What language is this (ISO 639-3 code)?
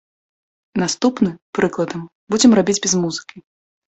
bel